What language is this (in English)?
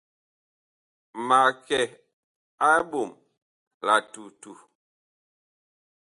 Bakoko